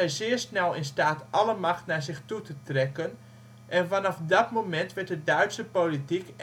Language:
Dutch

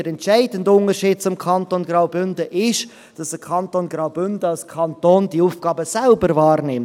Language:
Swiss German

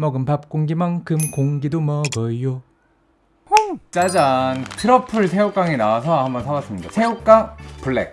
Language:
Korean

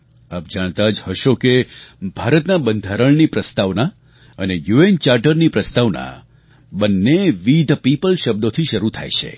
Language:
Gujarati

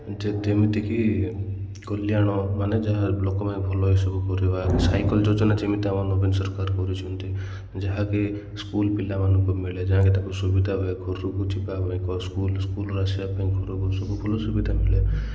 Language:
Odia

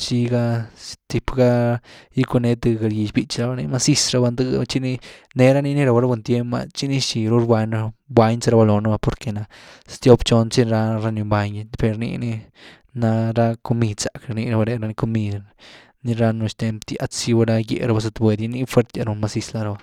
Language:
Güilá Zapotec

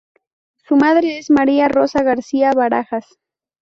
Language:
Spanish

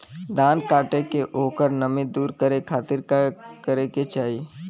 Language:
Bhojpuri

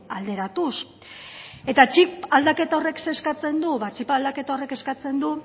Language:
Basque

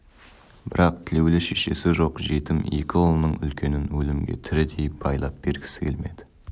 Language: Kazakh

